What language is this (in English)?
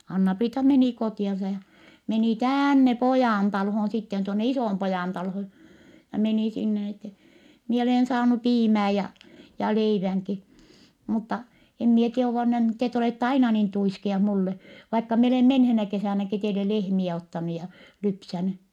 Finnish